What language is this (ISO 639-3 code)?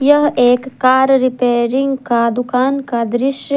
hin